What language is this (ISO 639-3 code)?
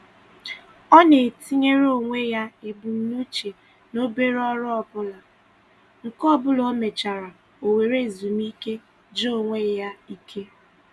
ibo